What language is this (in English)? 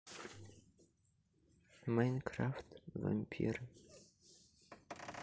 Russian